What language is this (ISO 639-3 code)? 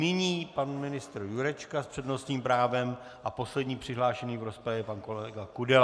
ces